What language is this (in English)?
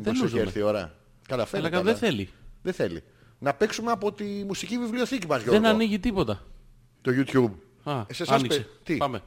Greek